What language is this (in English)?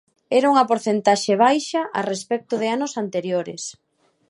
Galician